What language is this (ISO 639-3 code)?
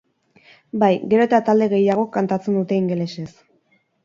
eus